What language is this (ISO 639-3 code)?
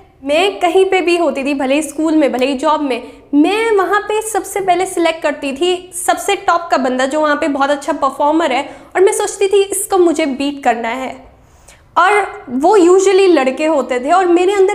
hin